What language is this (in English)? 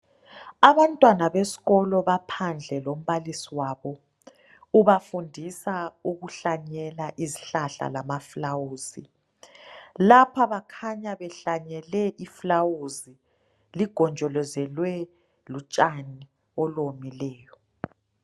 North Ndebele